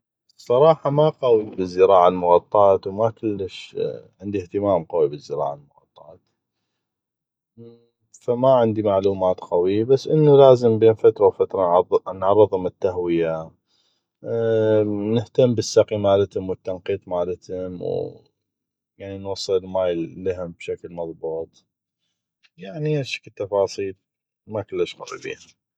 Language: North Mesopotamian Arabic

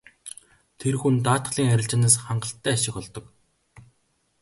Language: Mongolian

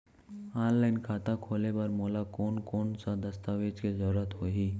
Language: Chhattisgarhi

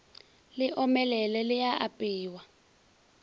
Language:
Northern Sotho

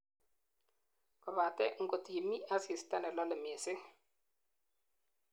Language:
Kalenjin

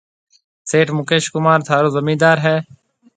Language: Marwari (Pakistan)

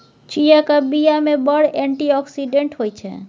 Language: Maithili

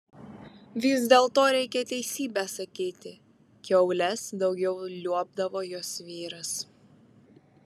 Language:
Lithuanian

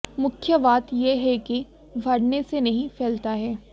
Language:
Hindi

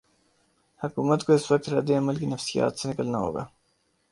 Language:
Urdu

